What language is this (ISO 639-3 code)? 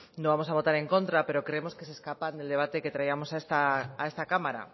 spa